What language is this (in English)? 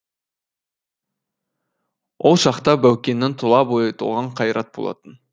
Kazakh